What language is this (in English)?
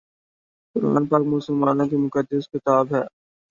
Urdu